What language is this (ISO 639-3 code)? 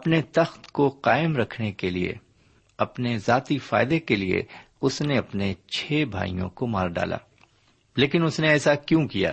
urd